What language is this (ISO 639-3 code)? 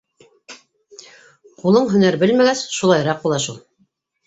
bak